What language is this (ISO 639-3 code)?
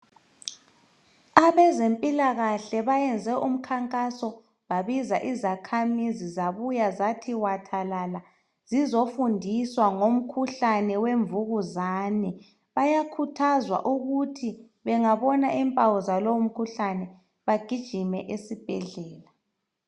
nde